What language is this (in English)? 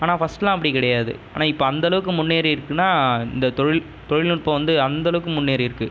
Tamil